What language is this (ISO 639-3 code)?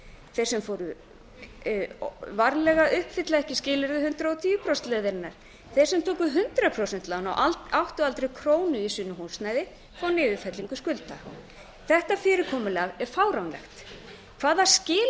isl